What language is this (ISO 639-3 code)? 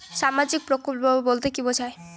ben